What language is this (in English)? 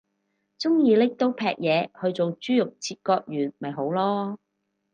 Cantonese